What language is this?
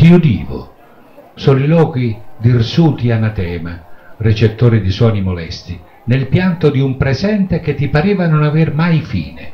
Italian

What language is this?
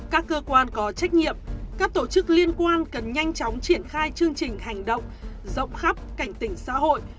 Vietnamese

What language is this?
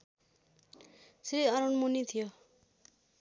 Nepali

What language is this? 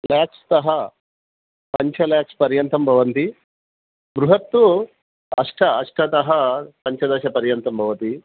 Sanskrit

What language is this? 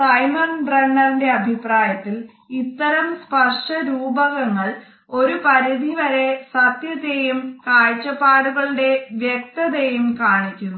Malayalam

